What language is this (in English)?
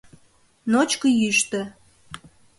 Mari